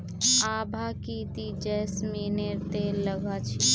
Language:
Magahi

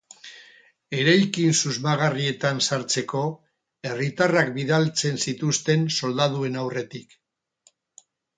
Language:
Basque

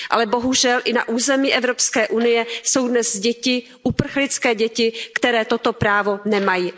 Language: Czech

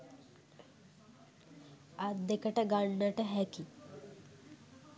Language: Sinhala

